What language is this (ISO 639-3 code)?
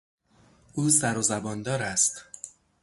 fas